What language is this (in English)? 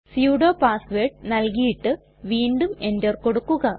Malayalam